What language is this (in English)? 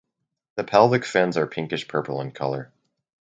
English